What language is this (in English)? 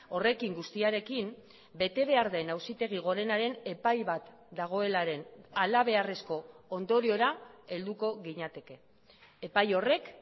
Basque